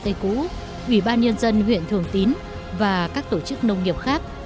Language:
Vietnamese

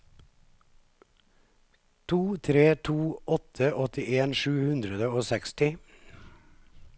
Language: Norwegian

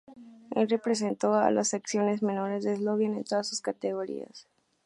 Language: Spanish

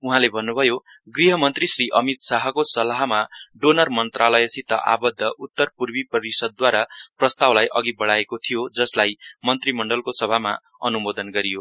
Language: Nepali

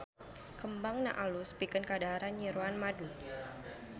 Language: Sundanese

